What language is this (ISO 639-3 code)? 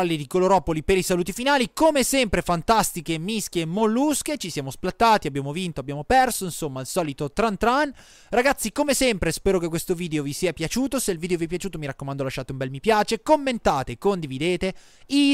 ita